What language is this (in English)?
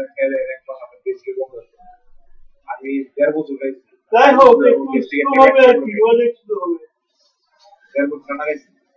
Bangla